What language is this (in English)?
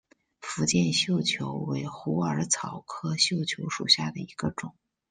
Chinese